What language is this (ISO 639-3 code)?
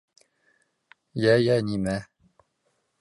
bak